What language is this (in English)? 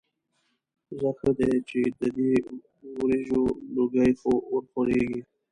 Pashto